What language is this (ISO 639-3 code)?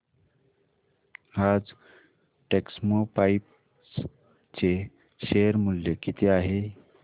mar